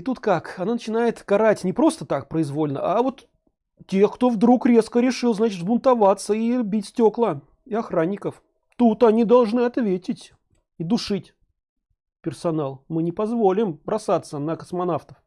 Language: Russian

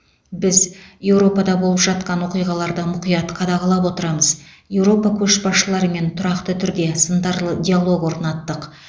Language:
Kazakh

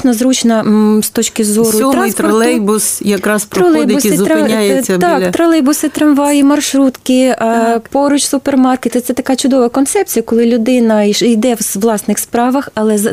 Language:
Ukrainian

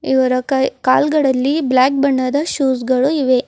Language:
Kannada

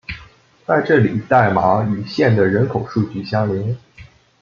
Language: Chinese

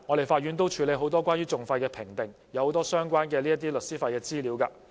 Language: Cantonese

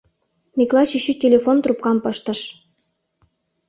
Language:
Mari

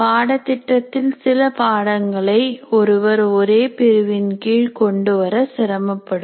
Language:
Tamil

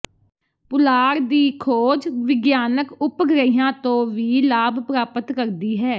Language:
Punjabi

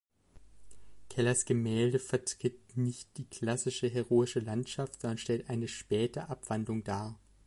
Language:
German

